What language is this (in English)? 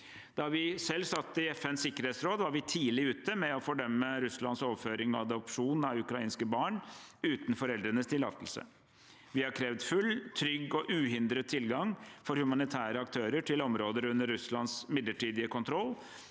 Norwegian